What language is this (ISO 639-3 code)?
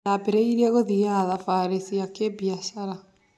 kik